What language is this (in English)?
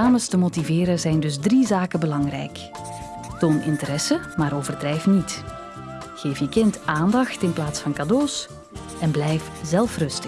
Dutch